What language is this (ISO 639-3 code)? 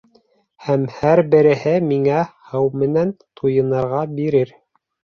bak